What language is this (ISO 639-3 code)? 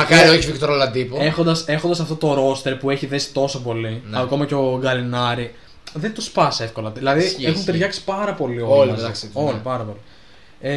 ell